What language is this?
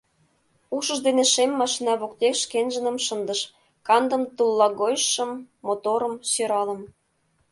Mari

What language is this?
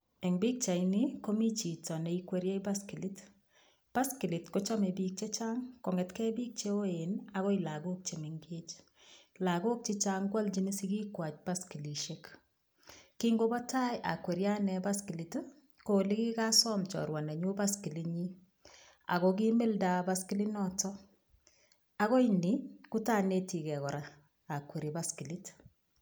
Kalenjin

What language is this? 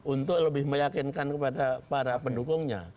Indonesian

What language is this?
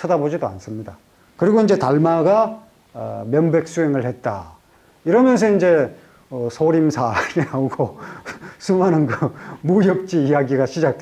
Korean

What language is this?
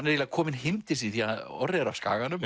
Icelandic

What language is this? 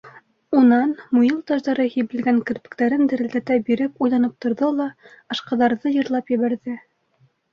Bashkir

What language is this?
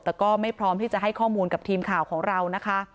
Thai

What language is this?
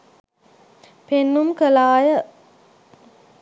Sinhala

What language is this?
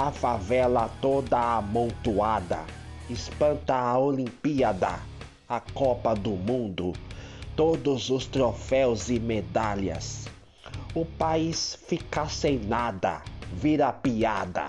Portuguese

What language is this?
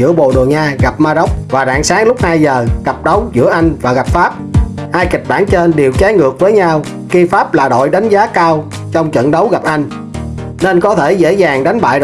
Vietnamese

